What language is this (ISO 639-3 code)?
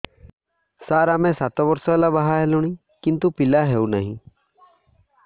ori